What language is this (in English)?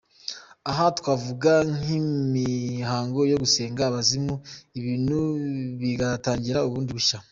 Kinyarwanda